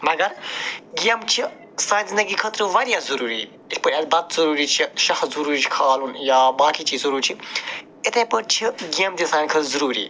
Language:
Kashmiri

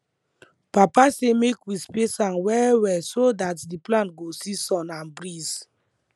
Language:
Nigerian Pidgin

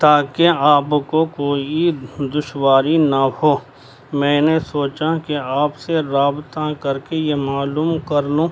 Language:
Urdu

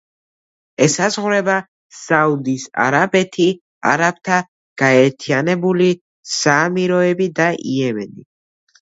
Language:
Georgian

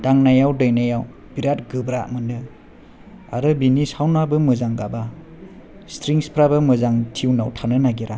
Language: Bodo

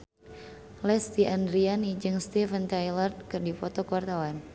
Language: Sundanese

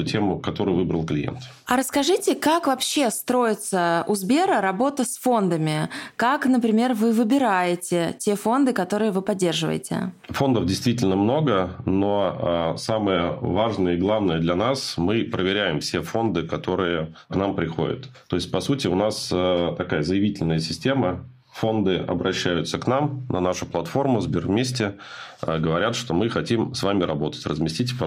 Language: Russian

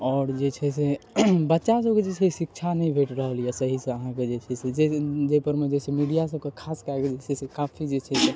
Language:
Maithili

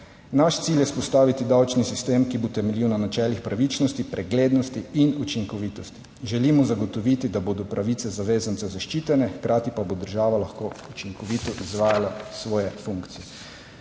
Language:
Slovenian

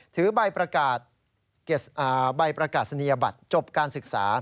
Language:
Thai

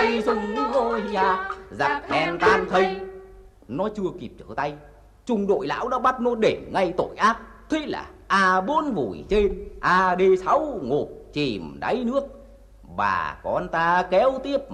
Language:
Vietnamese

